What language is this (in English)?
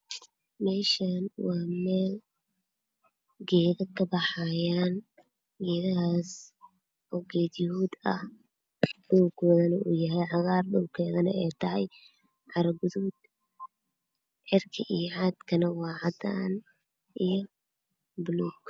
Somali